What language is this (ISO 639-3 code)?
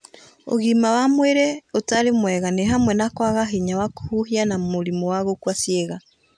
kik